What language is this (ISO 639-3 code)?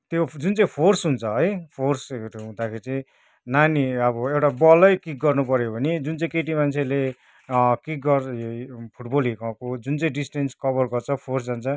nep